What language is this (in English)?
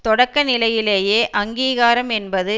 Tamil